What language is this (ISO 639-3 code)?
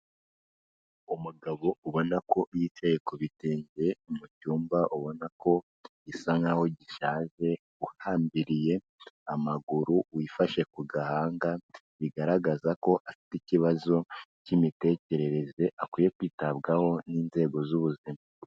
kin